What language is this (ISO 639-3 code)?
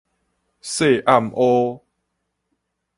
nan